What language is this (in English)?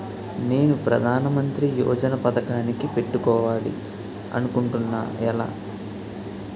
Telugu